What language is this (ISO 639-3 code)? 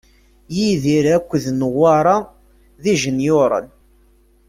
kab